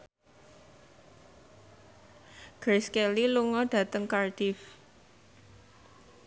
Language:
Javanese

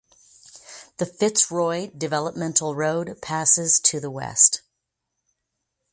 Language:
English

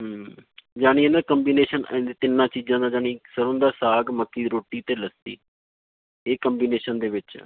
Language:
Punjabi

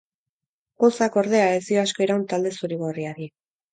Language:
Basque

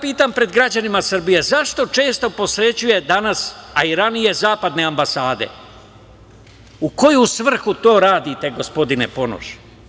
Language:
Serbian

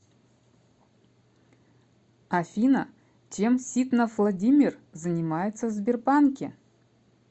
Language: Russian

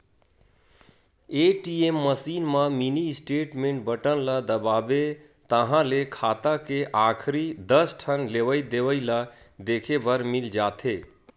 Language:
Chhattisgarhi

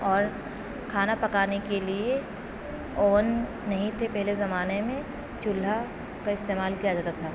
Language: Urdu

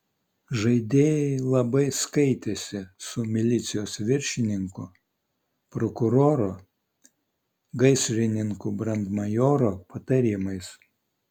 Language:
Lithuanian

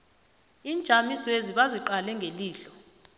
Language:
South Ndebele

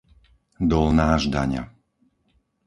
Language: Slovak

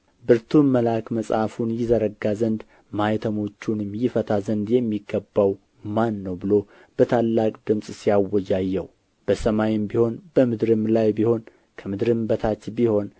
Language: Amharic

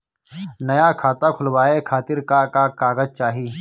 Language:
Bhojpuri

